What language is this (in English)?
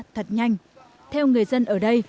Vietnamese